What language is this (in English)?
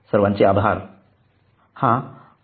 Marathi